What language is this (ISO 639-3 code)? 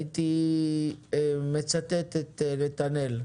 heb